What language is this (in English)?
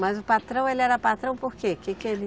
Portuguese